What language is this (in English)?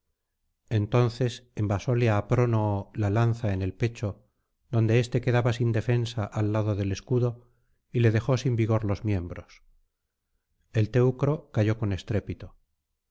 Spanish